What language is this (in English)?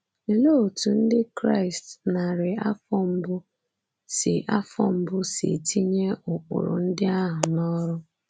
Igbo